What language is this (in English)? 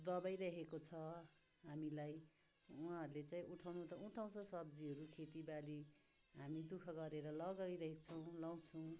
Nepali